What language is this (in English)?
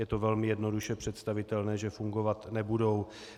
Czech